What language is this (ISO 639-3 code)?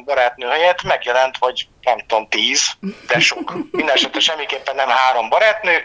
hun